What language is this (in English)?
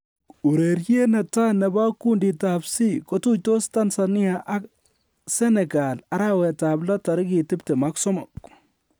Kalenjin